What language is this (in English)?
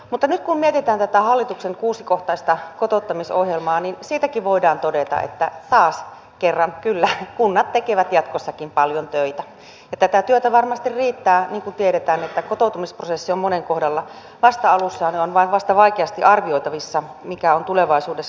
Finnish